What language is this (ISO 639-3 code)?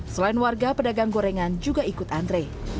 ind